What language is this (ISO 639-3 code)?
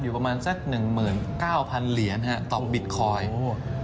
tha